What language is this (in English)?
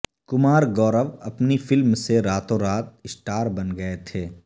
Urdu